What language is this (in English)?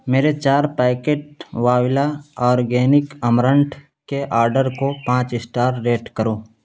Urdu